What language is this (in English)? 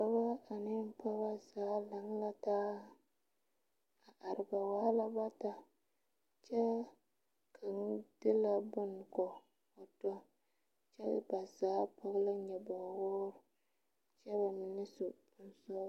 Southern Dagaare